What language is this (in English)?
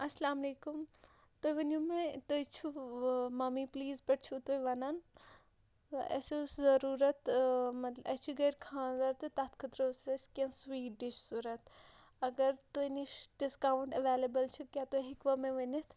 Kashmiri